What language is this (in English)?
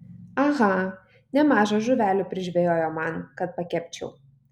Lithuanian